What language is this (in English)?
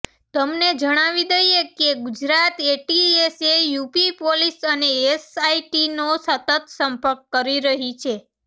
Gujarati